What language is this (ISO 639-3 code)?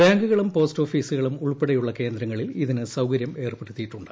mal